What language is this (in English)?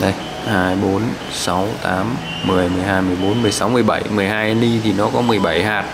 Vietnamese